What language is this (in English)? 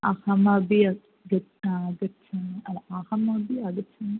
Sanskrit